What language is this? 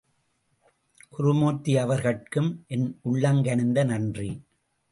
Tamil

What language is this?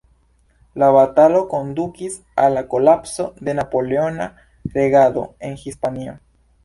Esperanto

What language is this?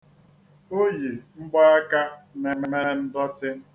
Igbo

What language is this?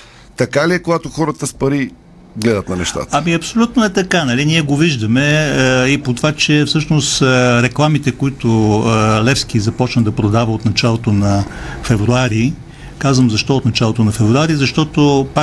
Bulgarian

